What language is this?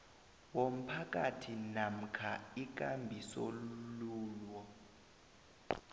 South Ndebele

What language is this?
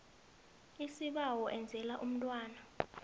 South Ndebele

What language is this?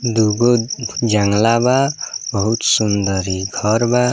Bhojpuri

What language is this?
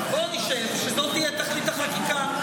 Hebrew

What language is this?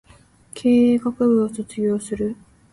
Japanese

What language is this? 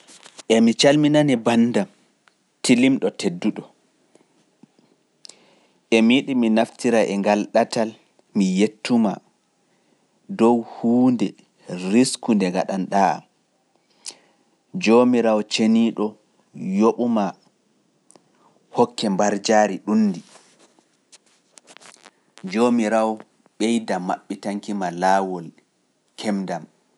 Pular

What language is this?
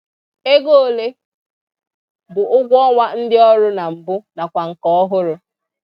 Igbo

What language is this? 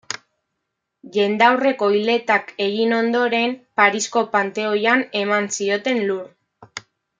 Basque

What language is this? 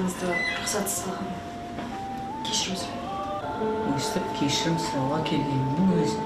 Turkish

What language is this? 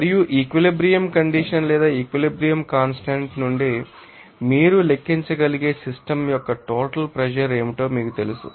Telugu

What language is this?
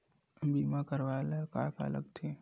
Chhattisgarhi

